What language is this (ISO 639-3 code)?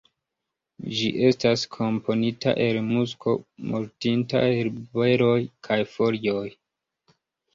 epo